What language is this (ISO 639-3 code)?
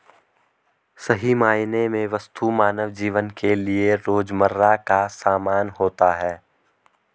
hin